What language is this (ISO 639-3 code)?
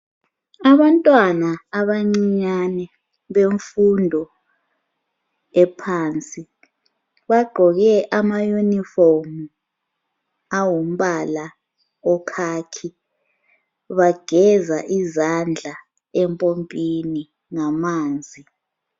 nde